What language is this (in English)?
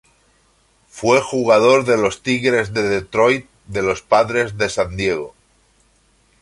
Spanish